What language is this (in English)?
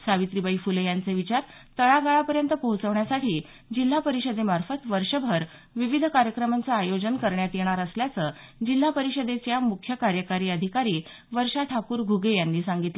Marathi